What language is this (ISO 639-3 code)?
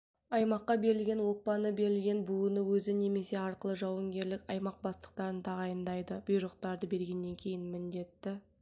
kaz